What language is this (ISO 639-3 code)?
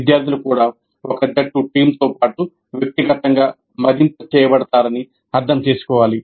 tel